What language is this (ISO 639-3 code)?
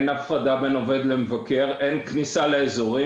heb